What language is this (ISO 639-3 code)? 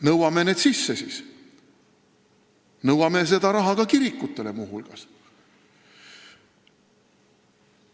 est